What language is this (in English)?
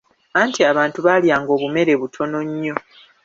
Ganda